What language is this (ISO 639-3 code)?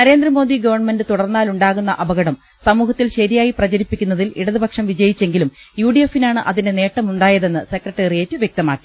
mal